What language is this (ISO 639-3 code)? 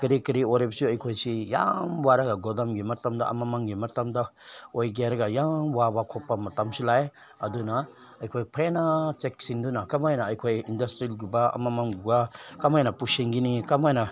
mni